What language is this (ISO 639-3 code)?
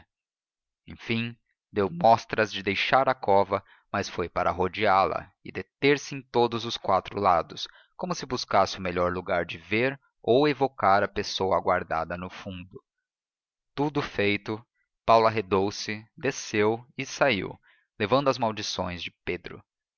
por